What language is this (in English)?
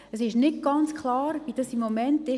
Swiss German